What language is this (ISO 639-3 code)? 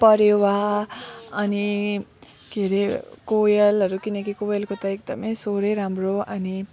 nep